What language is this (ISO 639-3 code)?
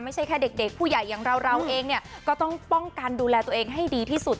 tha